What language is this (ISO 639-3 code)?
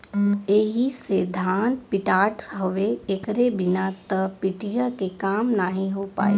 bho